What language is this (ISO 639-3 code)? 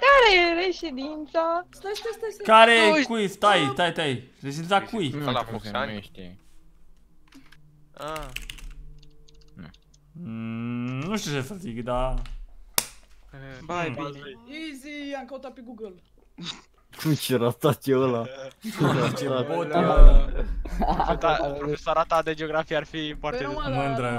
ron